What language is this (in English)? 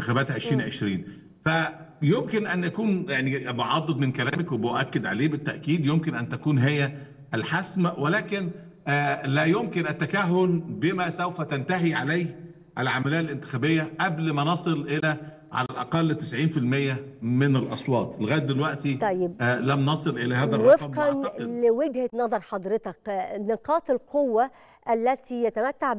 Arabic